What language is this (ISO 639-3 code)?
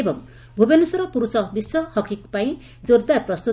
ori